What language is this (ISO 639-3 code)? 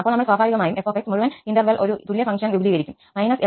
mal